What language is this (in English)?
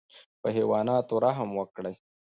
Pashto